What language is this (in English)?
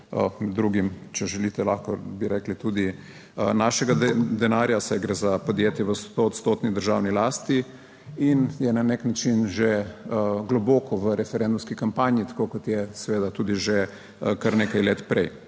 Slovenian